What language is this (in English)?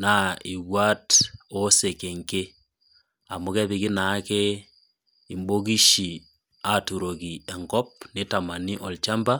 Masai